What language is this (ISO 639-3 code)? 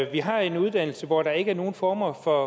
dan